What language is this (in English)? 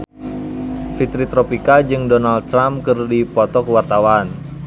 Sundanese